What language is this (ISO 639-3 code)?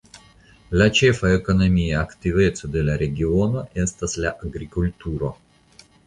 epo